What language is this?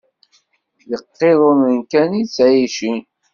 Kabyle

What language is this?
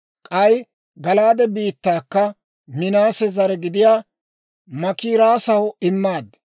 Dawro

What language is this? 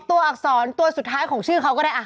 Thai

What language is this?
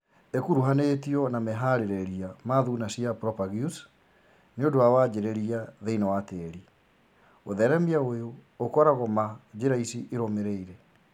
Kikuyu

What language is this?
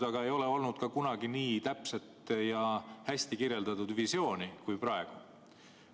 Estonian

